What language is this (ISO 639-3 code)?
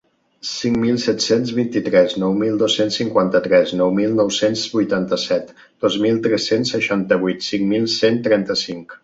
cat